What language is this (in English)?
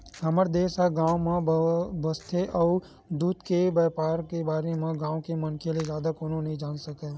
Chhattisgarhi